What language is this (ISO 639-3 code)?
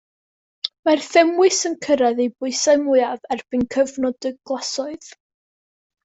cym